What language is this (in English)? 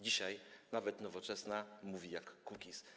Polish